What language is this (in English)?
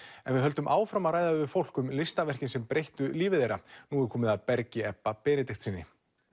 Icelandic